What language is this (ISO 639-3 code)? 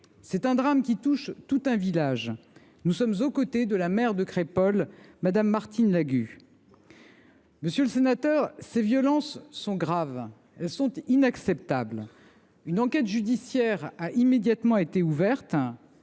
fra